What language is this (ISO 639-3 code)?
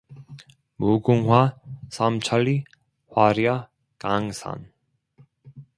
kor